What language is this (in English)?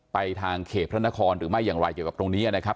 Thai